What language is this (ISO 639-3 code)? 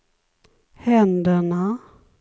swe